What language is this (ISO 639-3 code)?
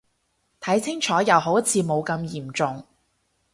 yue